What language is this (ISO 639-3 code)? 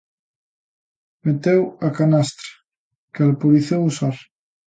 glg